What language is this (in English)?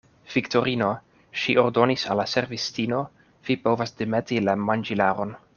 Esperanto